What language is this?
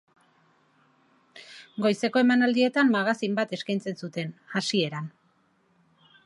Basque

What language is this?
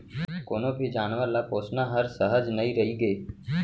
Chhattisgarhi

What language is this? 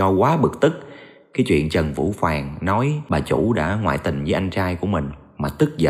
Vietnamese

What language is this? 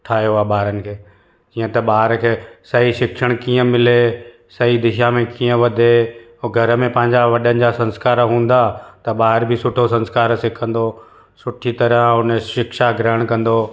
Sindhi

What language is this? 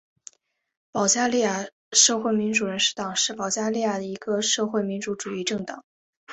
Chinese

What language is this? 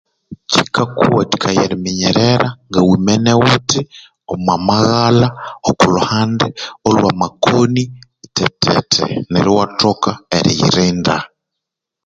Konzo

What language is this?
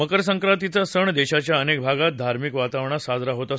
Marathi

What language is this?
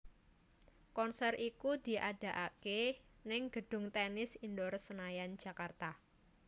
Javanese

